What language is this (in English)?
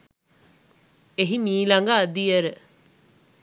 Sinhala